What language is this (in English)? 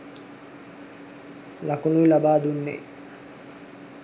Sinhala